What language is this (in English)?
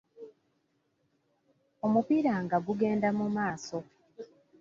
Ganda